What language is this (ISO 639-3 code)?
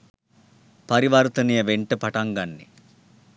sin